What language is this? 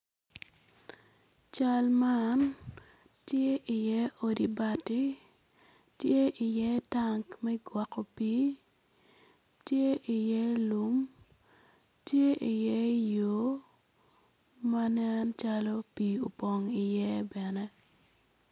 Acoli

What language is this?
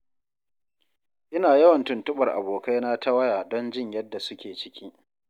Hausa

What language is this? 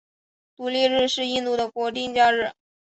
Chinese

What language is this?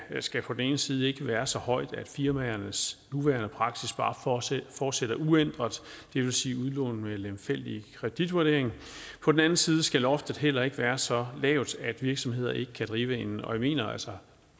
Danish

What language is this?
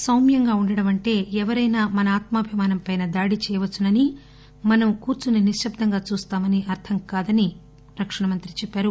Telugu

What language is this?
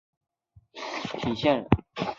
Chinese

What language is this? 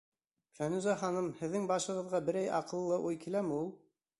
Bashkir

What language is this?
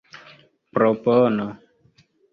Esperanto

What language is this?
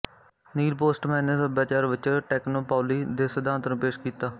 Punjabi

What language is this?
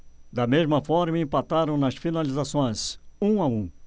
Portuguese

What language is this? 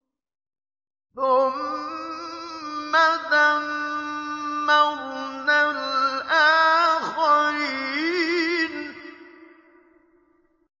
Arabic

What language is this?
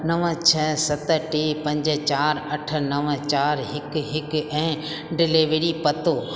Sindhi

